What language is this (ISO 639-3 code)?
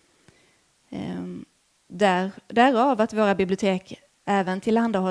swe